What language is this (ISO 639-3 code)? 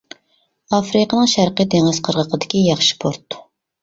uig